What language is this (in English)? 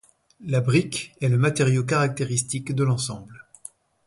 French